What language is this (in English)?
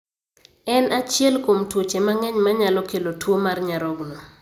Luo (Kenya and Tanzania)